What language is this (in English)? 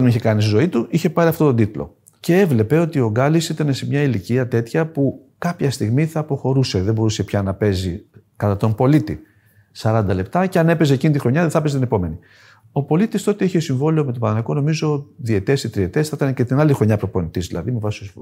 Greek